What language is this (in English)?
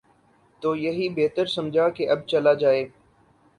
Urdu